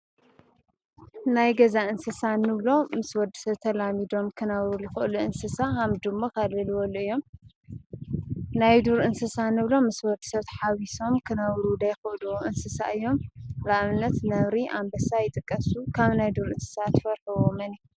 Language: Tigrinya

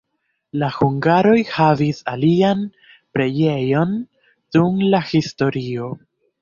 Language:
Esperanto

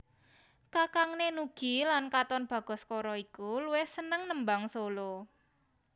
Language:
Javanese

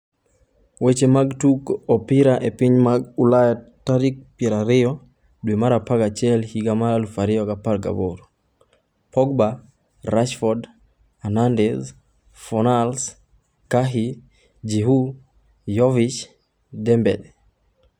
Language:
Luo (Kenya and Tanzania)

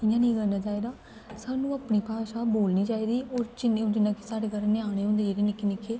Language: Dogri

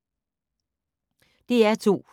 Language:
Danish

